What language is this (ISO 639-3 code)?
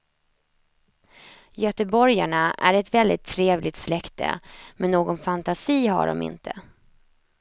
swe